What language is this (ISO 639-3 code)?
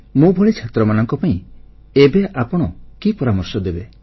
ori